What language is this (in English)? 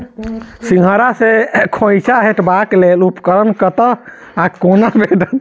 Maithili